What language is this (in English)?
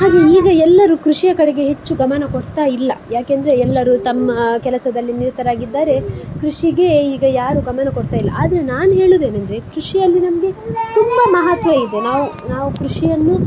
Kannada